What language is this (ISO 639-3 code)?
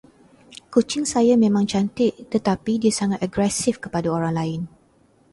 msa